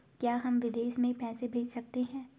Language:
Hindi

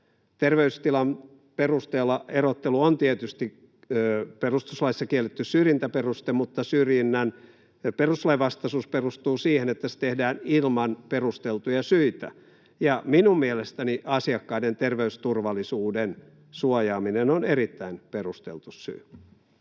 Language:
Finnish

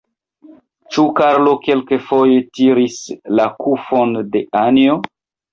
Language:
Esperanto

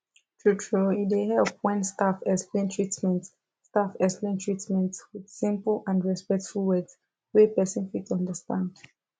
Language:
Nigerian Pidgin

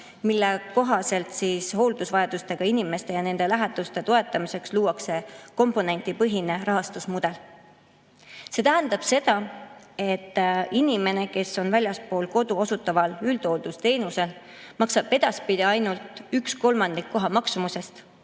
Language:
Estonian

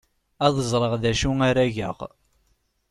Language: Kabyle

